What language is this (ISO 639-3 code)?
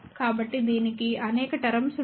tel